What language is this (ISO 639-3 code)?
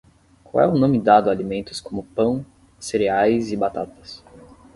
por